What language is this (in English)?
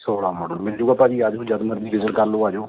Punjabi